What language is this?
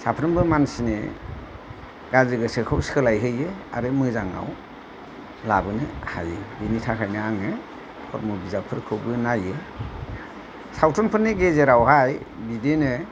Bodo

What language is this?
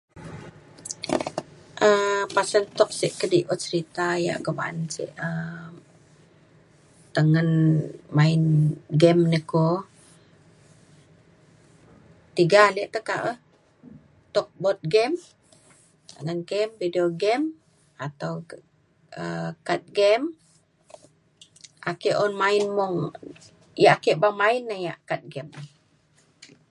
Mainstream Kenyah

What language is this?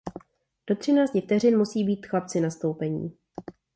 Czech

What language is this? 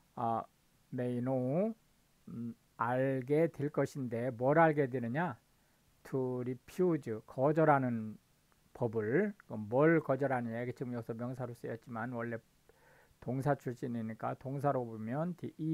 Korean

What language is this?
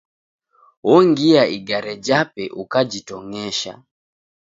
Taita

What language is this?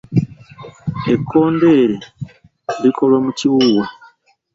Ganda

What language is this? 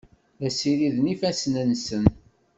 Kabyle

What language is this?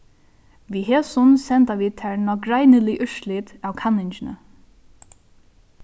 Faroese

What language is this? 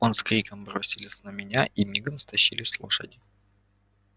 Russian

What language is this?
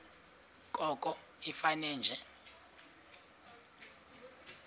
Xhosa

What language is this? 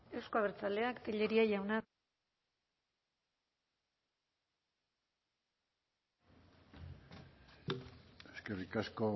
Basque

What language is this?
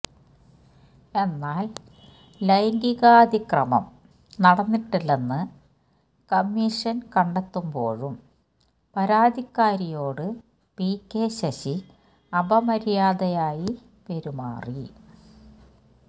Malayalam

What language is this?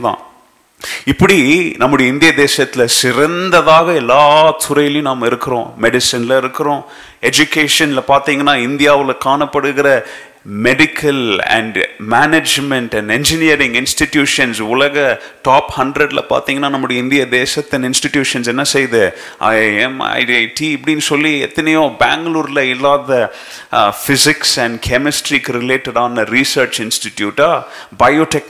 Tamil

